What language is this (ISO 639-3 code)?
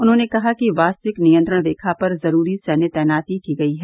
hin